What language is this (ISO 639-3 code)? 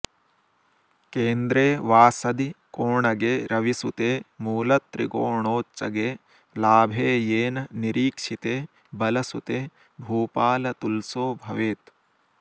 san